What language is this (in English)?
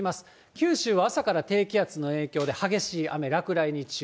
Japanese